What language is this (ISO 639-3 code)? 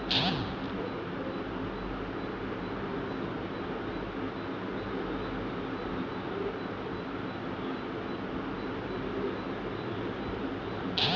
hne